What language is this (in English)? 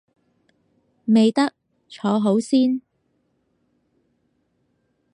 Cantonese